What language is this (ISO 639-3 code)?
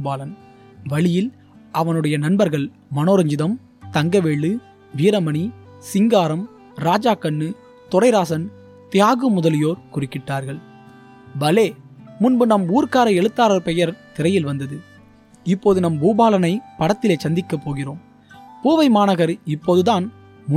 tam